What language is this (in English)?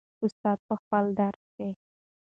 Pashto